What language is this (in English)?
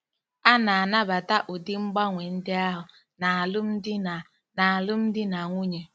Igbo